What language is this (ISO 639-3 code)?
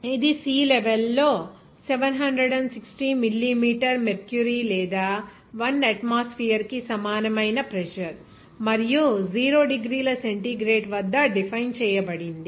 tel